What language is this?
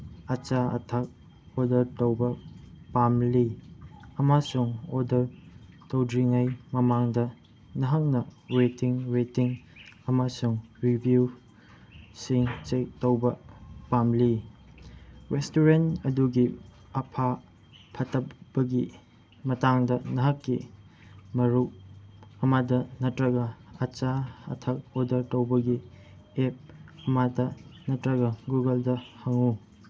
Manipuri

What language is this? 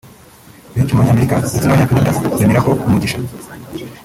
Kinyarwanda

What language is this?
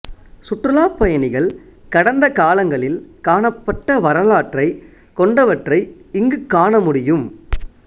Tamil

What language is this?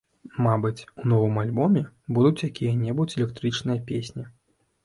Belarusian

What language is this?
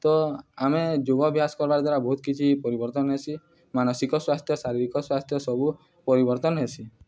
Odia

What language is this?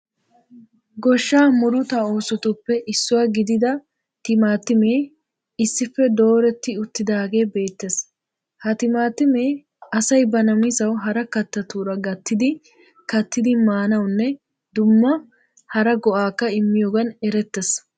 Wolaytta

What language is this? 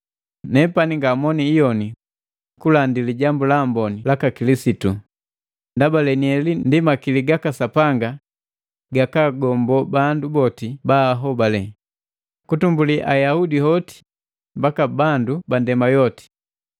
Matengo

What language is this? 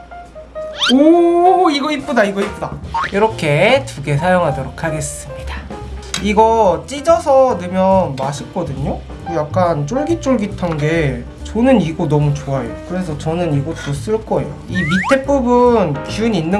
Korean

